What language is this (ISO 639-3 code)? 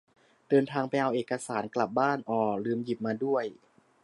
tha